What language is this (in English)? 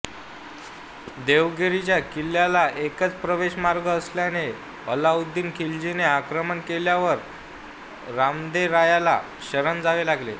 Marathi